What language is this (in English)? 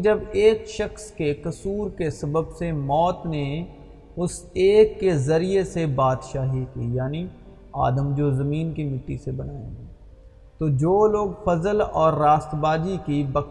Urdu